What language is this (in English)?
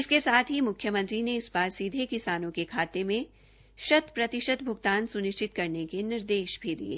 Hindi